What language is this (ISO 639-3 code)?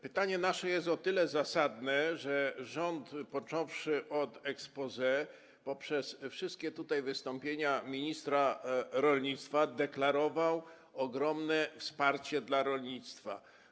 pol